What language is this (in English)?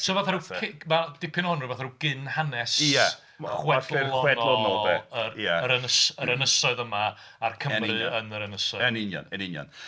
Welsh